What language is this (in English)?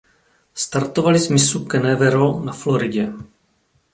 Czech